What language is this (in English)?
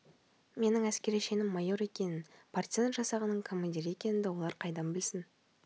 Kazakh